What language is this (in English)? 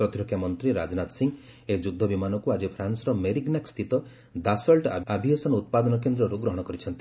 Odia